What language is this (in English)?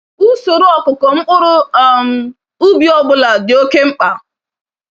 Igbo